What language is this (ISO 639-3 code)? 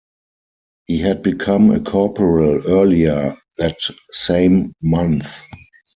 eng